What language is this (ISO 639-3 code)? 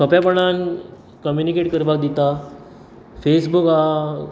kok